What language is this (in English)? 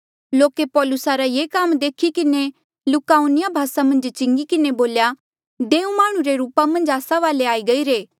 Mandeali